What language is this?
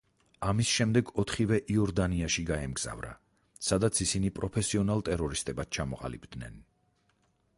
Georgian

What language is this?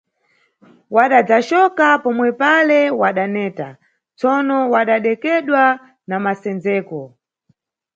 Nyungwe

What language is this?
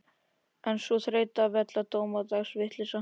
Icelandic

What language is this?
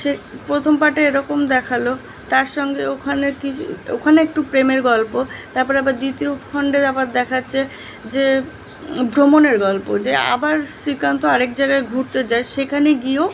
Bangla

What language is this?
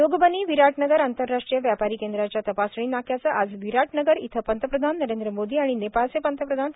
Marathi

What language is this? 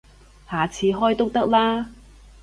Cantonese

